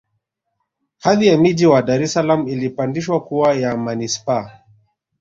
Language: Swahili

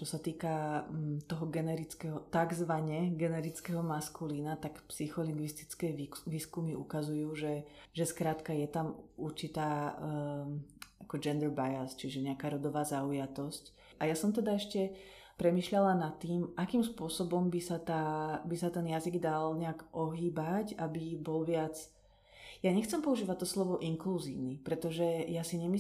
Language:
Slovak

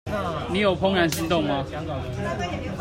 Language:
Chinese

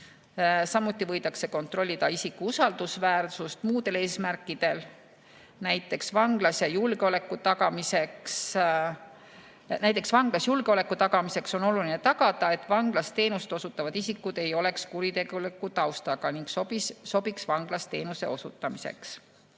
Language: Estonian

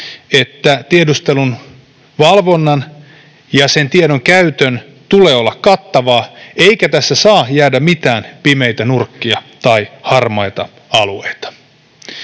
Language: Finnish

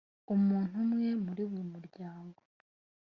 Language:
Kinyarwanda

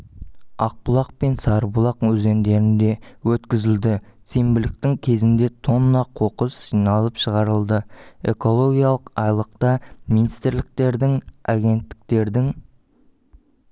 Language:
Kazakh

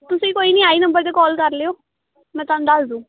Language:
Punjabi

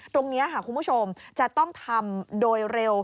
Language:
Thai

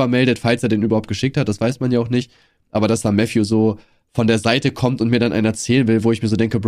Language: German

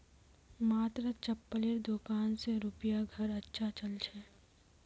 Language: Magahi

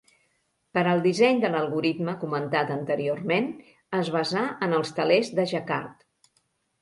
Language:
Catalan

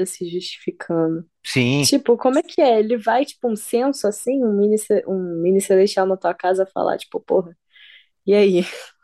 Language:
Portuguese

